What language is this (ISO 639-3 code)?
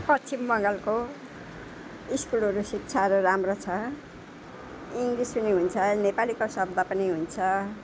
nep